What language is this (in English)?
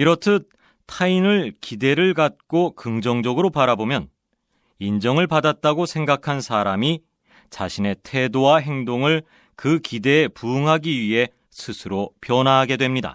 Korean